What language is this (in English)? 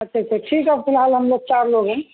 Urdu